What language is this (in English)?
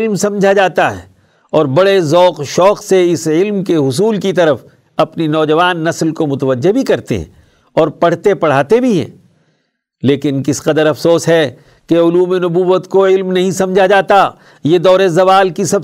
Urdu